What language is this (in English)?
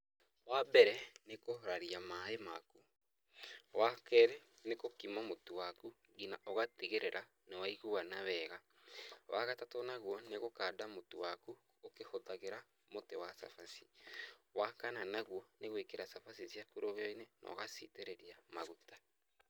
Kikuyu